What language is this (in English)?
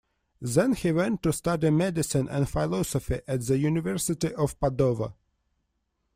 English